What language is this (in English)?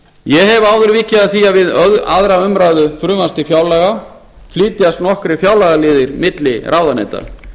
Icelandic